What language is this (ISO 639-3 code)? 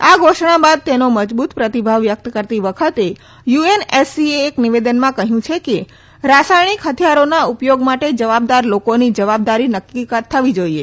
guj